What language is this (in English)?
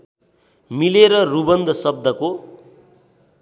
Nepali